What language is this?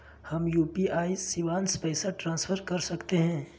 Magahi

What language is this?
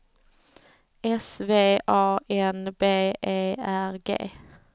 Swedish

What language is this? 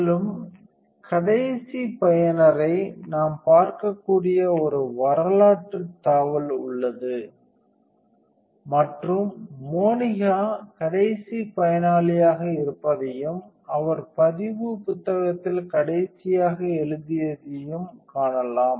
Tamil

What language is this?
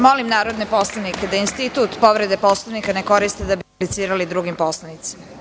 Serbian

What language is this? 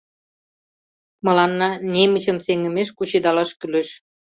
Mari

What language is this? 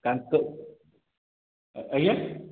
Odia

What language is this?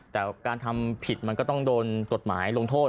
Thai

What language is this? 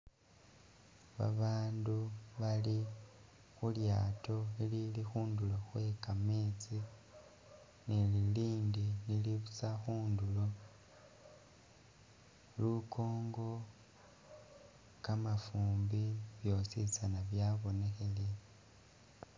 Masaaba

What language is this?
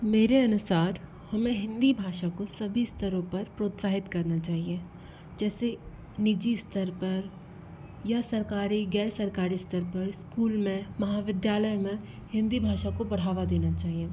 Hindi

